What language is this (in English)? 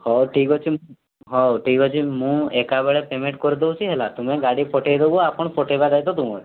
Odia